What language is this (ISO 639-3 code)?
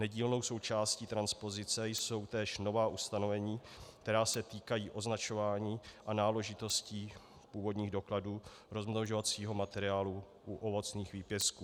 ces